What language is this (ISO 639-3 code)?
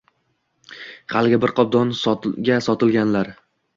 uzb